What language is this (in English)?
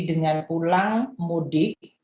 Indonesian